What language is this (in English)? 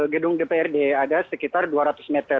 Indonesian